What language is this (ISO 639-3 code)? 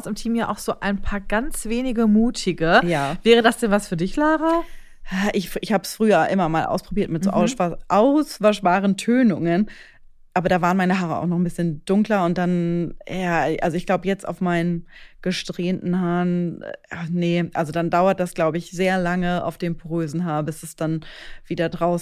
deu